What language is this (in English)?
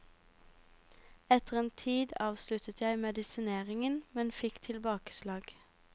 Norwegian